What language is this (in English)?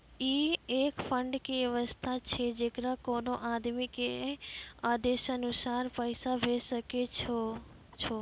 Maithili